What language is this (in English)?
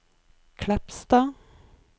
Norwegian